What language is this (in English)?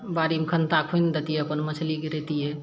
Maithili